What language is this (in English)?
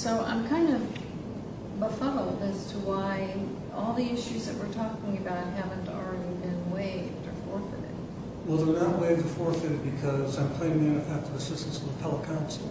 English